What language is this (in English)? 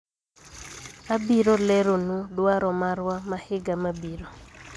Luo (Kenya and Tanzania)